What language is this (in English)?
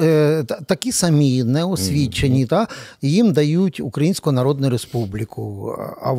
Ukrainian